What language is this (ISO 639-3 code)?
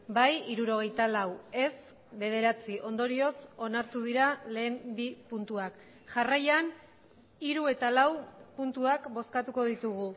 eus